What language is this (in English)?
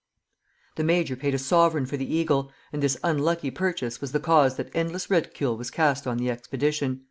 English